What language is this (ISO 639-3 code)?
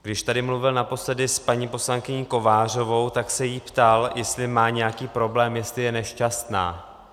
ces